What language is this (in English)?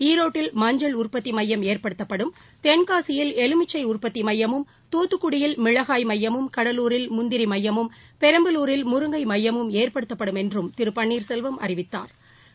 Tamil